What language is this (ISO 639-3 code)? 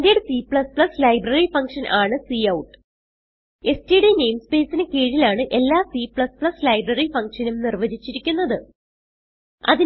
mal